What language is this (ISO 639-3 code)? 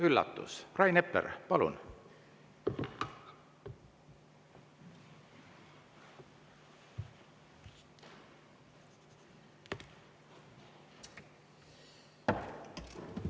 est